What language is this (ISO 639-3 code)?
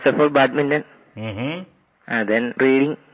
hin